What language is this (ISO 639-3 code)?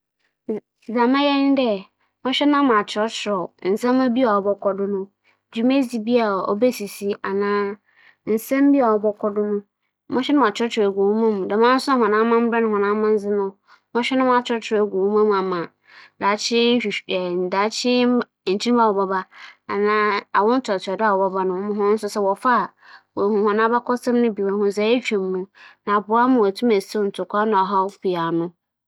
aka